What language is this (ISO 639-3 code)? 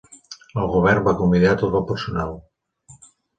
cat